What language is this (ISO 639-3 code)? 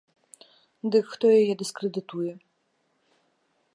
bel